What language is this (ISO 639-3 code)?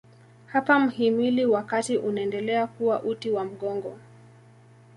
swa